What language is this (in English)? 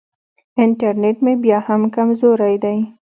Pashto